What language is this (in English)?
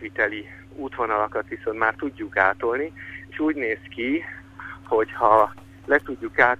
Hungarian